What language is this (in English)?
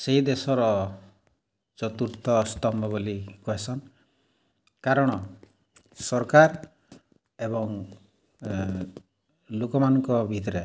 Odia